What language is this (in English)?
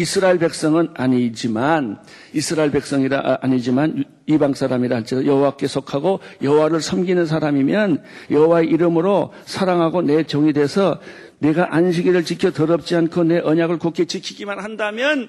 Korean